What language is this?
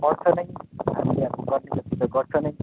Nepali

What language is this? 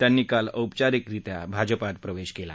Marathi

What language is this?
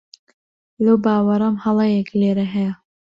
Central Kurdish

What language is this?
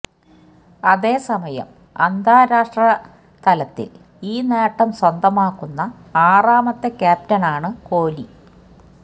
Malayalam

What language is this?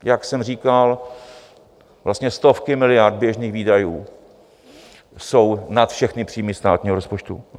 Czech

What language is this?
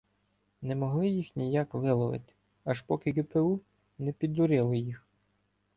Ukrainian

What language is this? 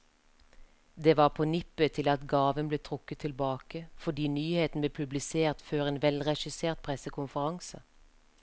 Norwegian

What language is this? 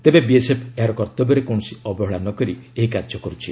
Odia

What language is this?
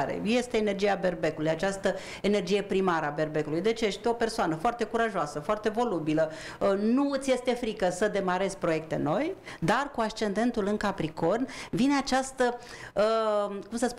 Romanian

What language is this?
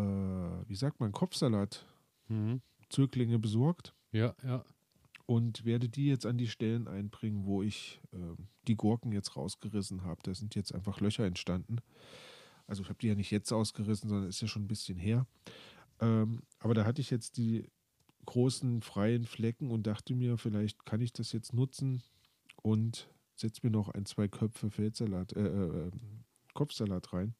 German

